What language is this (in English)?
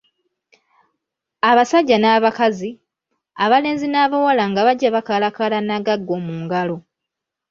Ganda